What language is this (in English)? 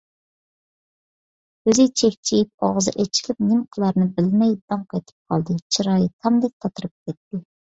Uyghur